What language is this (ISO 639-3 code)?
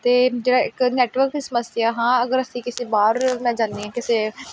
pan